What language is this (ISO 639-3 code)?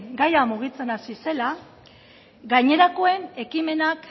eus